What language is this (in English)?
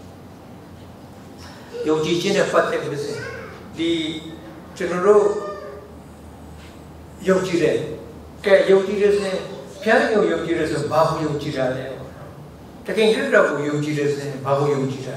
Korean